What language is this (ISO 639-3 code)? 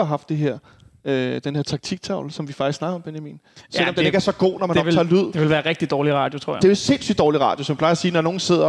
dan